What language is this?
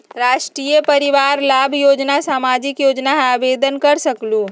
Magahi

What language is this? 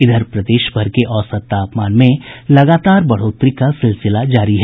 Hindi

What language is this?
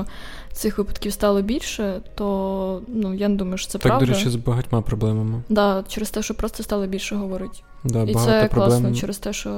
Ukrainian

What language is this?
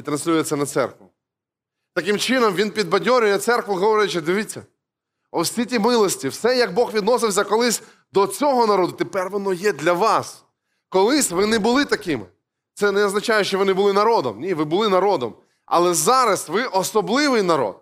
Ukrainian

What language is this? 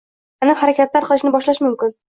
Uzbek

